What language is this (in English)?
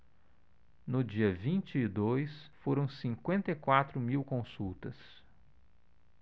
Portuguese